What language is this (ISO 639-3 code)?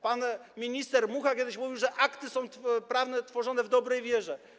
pol